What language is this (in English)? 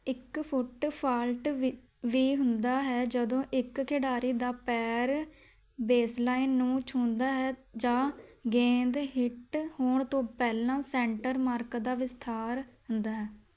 Punjabi